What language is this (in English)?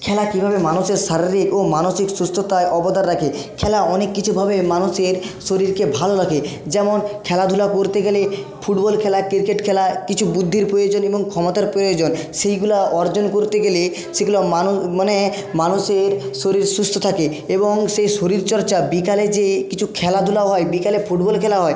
Bangla